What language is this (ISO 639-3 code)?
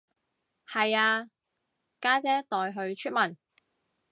yue